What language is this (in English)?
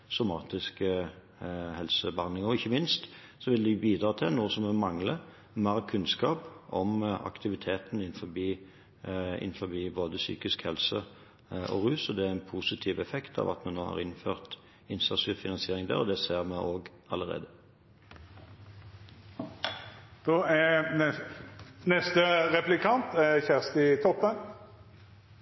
Norwegian